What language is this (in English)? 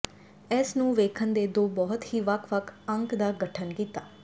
Punjabi